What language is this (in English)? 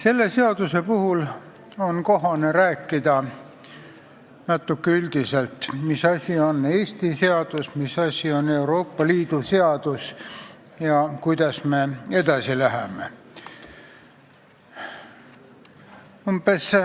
Estonian